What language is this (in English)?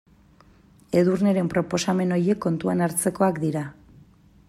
Basque